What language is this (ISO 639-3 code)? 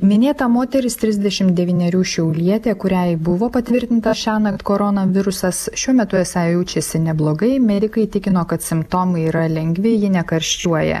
lit